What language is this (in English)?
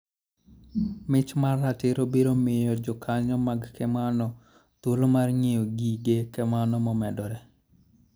Luo (Kenya and Tanzania)